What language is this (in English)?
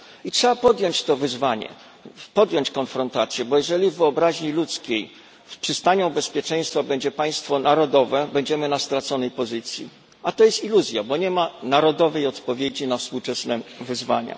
Polish